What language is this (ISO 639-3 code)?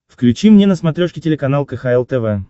rus